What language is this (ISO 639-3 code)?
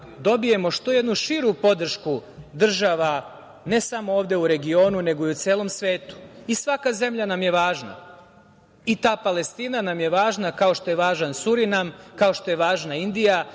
srp